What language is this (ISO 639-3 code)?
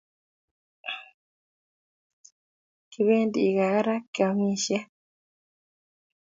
kln